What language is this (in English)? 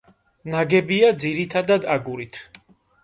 Georgian